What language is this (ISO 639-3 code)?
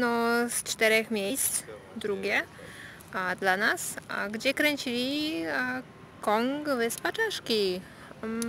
pol